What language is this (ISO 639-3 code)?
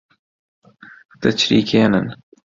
ckb